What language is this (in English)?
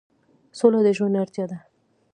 Pashto